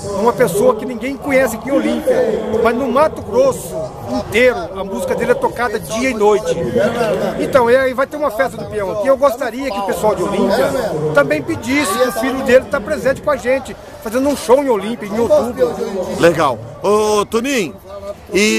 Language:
Portuguese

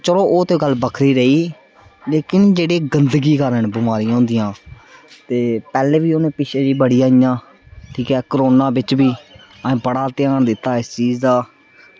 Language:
Dogri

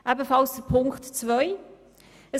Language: Swiss German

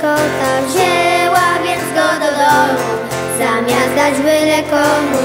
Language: Polish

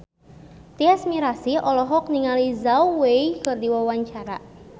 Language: Sundanese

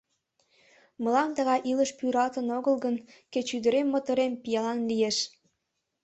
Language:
Mari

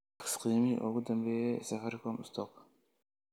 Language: Somali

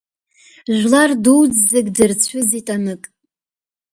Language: Abkhazian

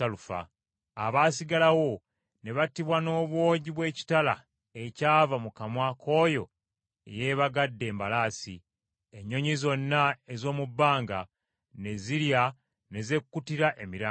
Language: Ganda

